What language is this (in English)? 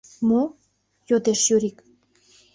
Mari